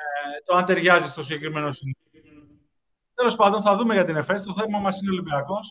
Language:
Greek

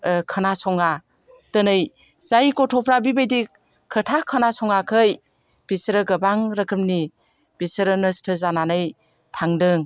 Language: Bodo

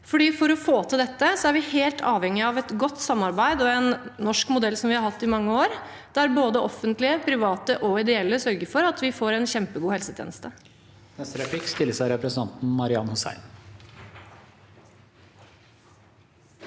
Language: Norwegian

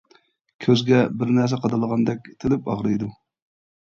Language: Uyghur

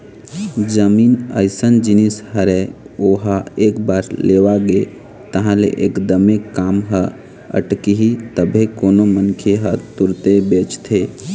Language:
Chhattisgarhi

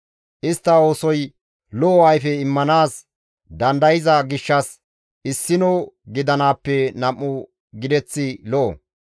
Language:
Gamo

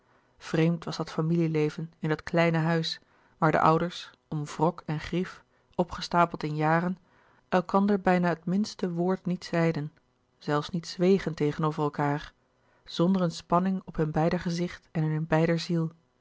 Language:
Dutch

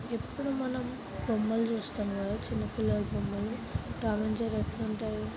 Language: Telugu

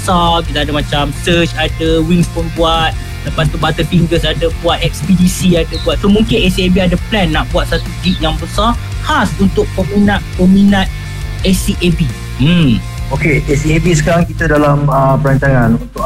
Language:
Malay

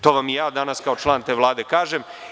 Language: Serbian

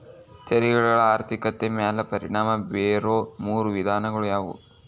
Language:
Kannada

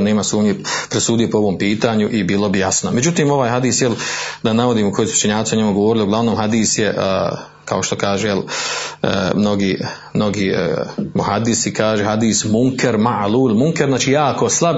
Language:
Croatian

